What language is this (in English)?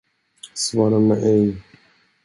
Swedish